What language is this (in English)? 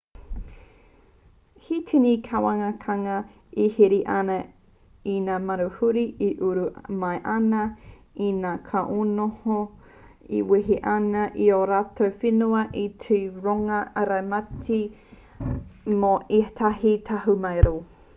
Māori